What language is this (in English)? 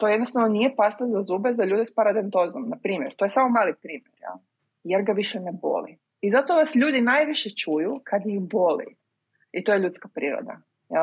Croatian